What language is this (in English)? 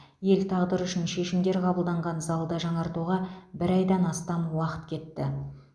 Kazakh